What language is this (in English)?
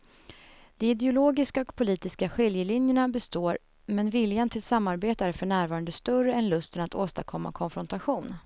Swedish